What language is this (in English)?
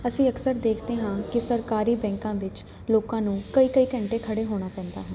Punjabi